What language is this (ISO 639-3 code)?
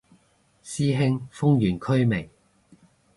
yue